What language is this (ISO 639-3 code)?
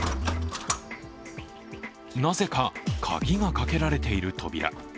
jpn